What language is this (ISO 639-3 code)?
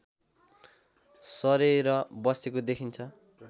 nep